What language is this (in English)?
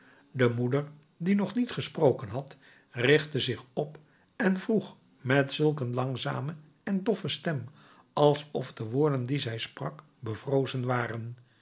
Dutch